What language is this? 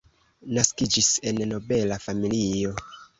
Esperanto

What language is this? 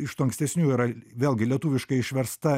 Lithuanian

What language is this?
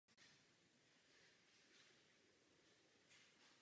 Czech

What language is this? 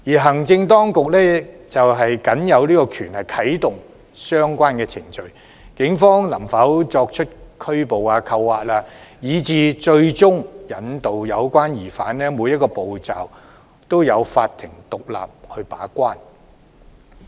Cantonese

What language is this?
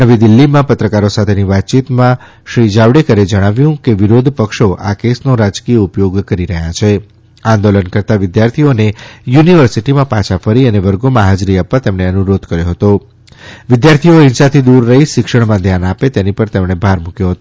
Gujarati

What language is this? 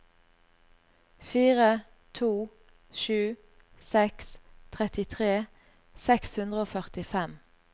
Norwegian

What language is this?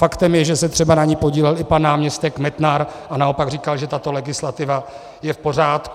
Czech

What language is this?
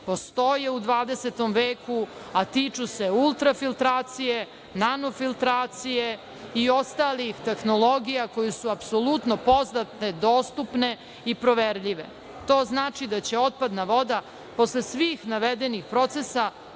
Serbian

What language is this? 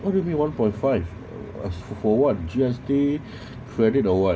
English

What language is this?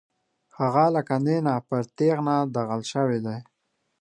Pashto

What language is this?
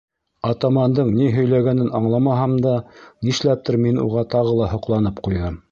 Bashkir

